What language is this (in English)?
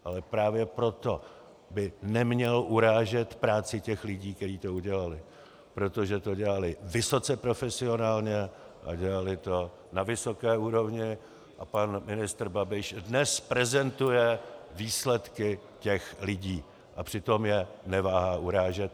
Czech